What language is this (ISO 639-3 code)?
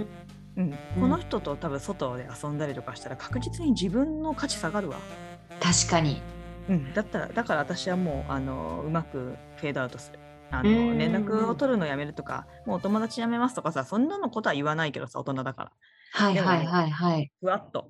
jpn